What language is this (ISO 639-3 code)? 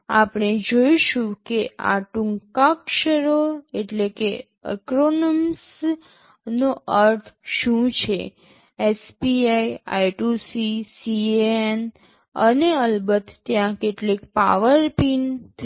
guj